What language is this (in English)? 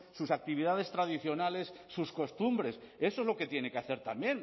Spanish